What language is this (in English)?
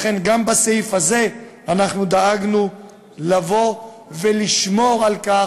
Hebrew